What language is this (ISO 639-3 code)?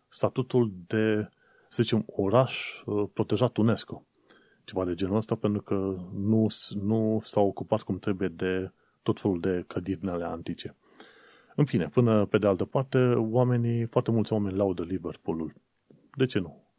ron